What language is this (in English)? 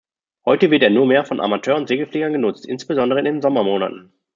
German